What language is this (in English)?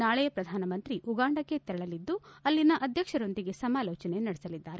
Kannada